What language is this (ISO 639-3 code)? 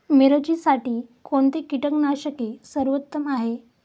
mar